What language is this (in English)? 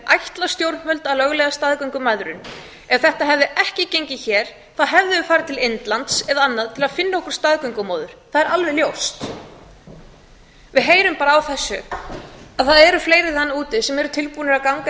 Icelandic